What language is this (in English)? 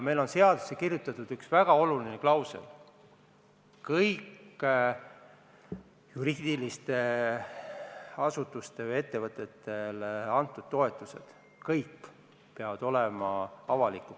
Estonian